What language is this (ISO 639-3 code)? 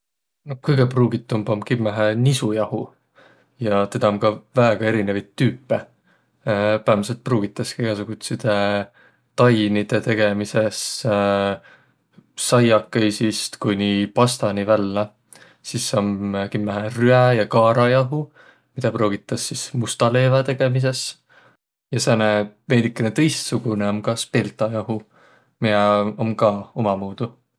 vro